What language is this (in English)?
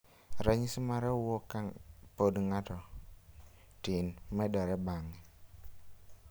Luo (Kenya and Tanzania)